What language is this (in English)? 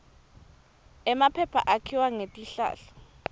Swati